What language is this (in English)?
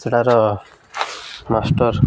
Odia